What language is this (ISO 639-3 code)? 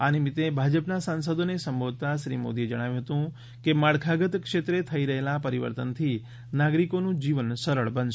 guj